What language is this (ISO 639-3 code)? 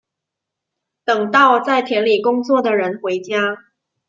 zho